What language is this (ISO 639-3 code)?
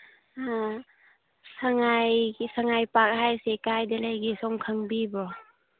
mni